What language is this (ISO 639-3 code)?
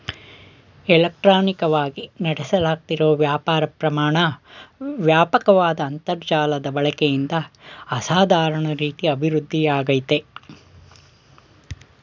kan